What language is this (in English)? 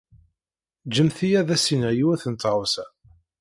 Kabyle